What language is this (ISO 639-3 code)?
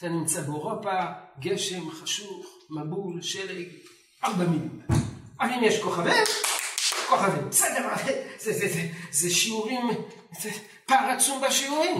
heb